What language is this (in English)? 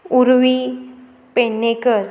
Konkani